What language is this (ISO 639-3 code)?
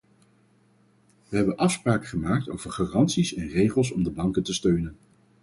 nld